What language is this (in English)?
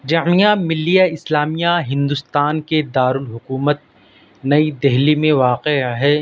Urdu